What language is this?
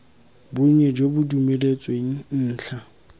Tswana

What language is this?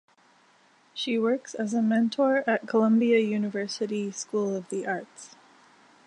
English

